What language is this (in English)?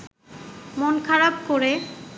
Bangla